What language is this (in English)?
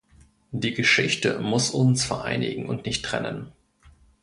German